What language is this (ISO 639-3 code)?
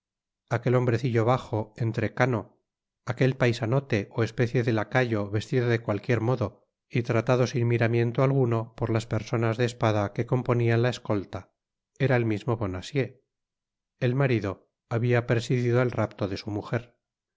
spa